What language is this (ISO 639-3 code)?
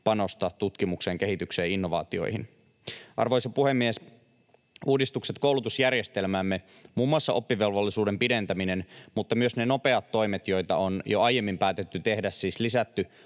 fin